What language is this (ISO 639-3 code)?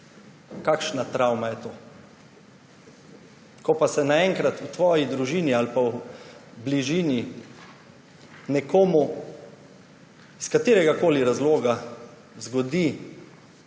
slv